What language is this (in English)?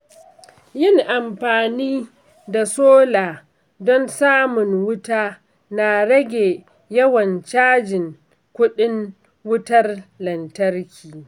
Hausa